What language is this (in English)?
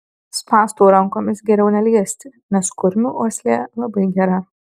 Lithuanian